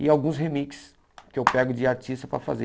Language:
Portuguese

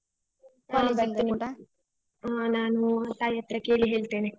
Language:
Kannada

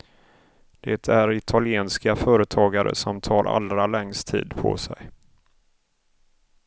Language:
Swedish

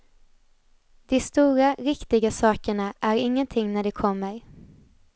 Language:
Swedish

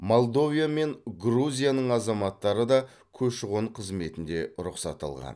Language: Kazakh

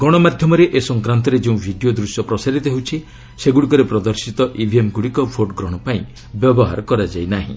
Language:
Odia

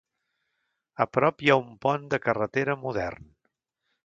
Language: Catalan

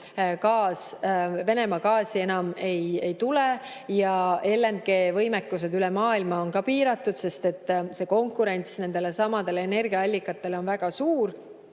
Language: Estonian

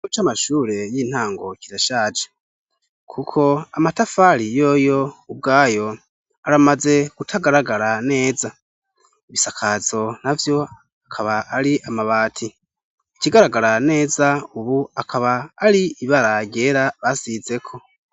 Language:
Rundi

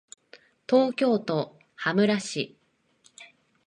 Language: Japanese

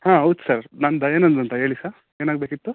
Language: Kannada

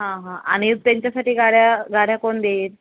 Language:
Marathi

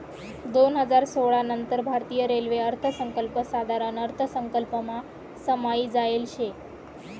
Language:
Marathi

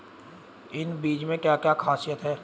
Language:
Hindi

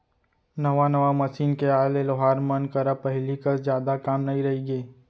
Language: Chhattisgarhi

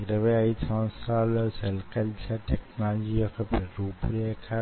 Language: Telugu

